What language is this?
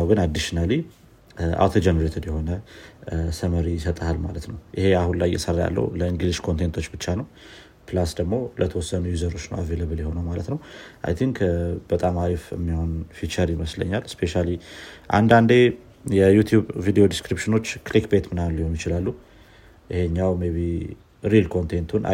Amharic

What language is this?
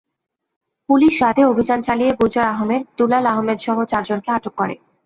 Bangla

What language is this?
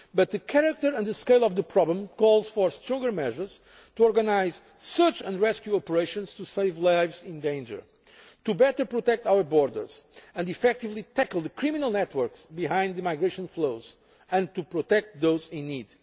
English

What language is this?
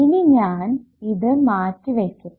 Malayalam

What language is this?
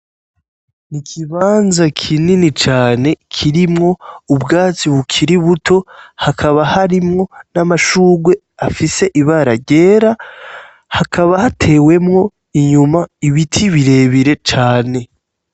Rundi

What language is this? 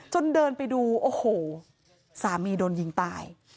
Thai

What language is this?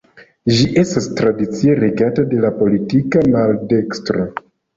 Esperanto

